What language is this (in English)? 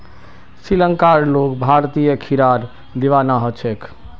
Magahi